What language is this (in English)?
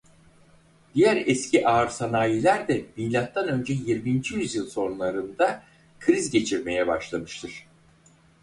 Turkish